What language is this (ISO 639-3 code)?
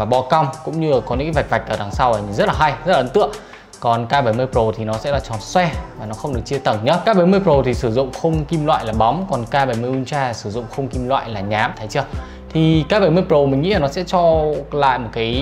vie